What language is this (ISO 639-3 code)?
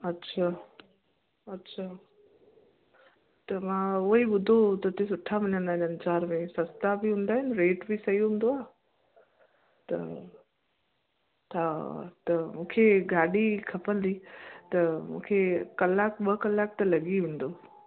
snd